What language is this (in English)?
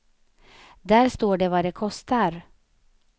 Swedish